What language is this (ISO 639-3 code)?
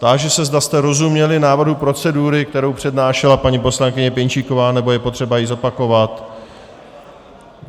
ces